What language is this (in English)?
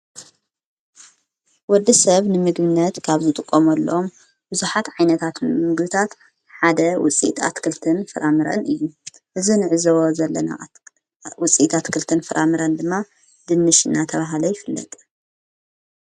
Tigrinya